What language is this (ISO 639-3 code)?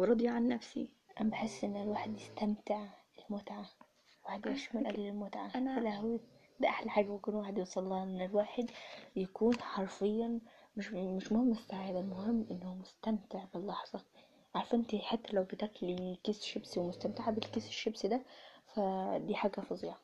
ara